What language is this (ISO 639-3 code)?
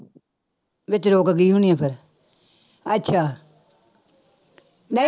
pan